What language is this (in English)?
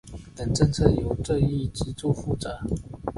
Chinese